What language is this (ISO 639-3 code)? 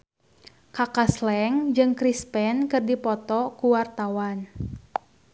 sun